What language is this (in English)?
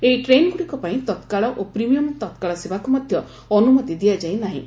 Odia